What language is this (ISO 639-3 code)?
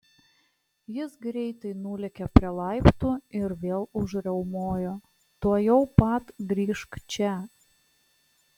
lit